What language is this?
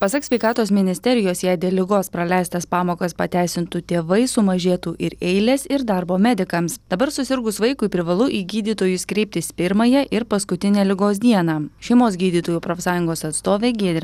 Lithuanian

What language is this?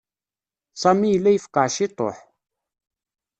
Kabyle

